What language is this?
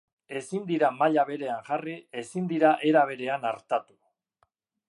Basque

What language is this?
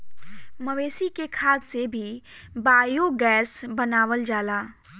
Bhojpuri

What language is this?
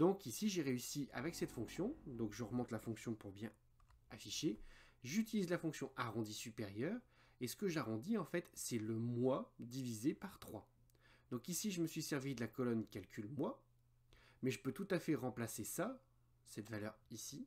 French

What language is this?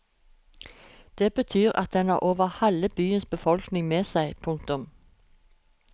Norwegian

